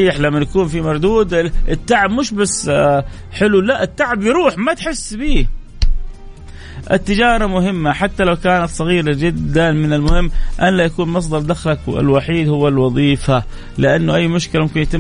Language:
Arabic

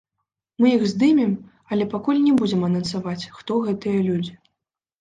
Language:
Belarusian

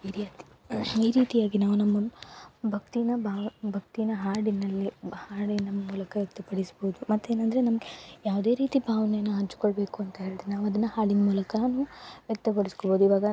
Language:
Kannada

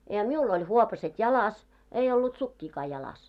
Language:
Finnish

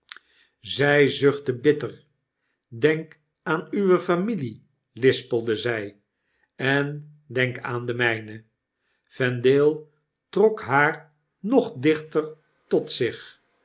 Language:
Dutch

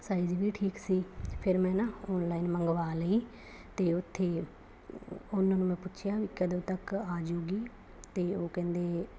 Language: Punjabi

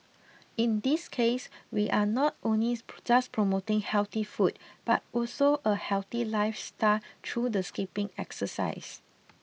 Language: English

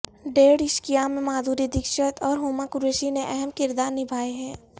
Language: Urdu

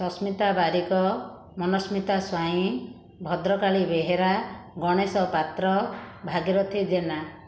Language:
Odia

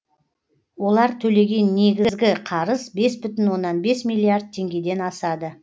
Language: Kazakh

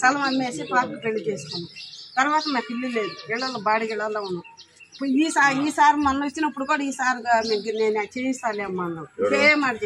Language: Telugu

